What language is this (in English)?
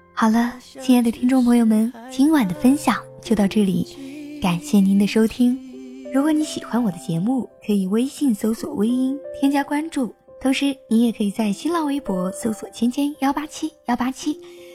Chinese